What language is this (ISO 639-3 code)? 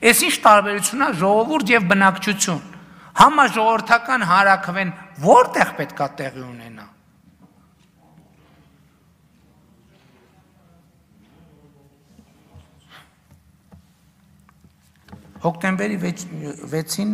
ron